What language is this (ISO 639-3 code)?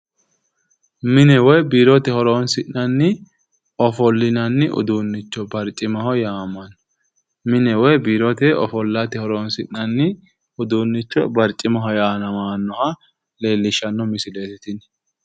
sid